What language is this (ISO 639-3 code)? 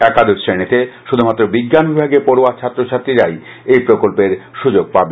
ben